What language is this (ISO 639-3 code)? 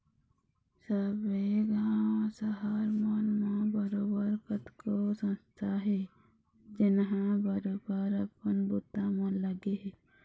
hne